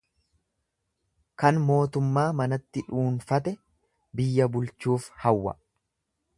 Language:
Oromo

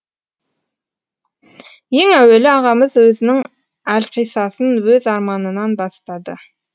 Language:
Kazakh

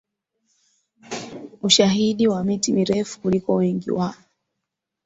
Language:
Swahili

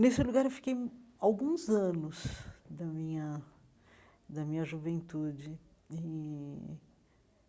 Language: Portuguese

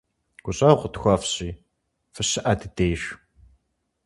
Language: Kabardian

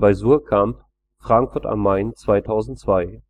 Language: German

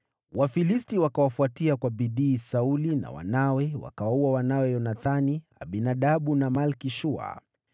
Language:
Swahili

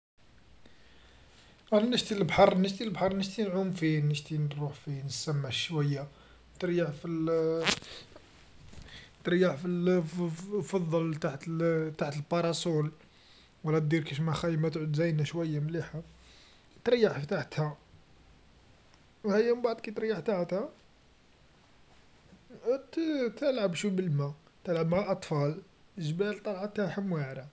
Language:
Algerian Arabic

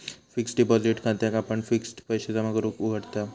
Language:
Marathi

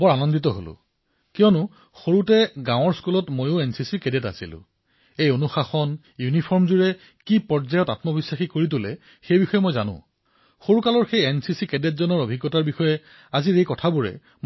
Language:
Assamese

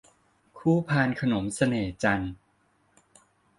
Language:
Thai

